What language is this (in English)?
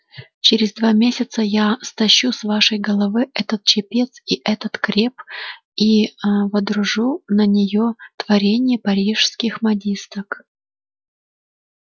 Russian